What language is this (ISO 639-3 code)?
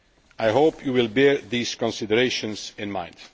eng